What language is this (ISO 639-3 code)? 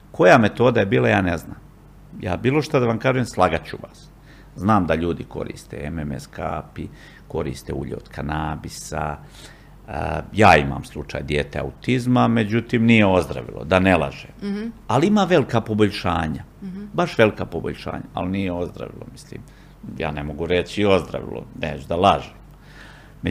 hrv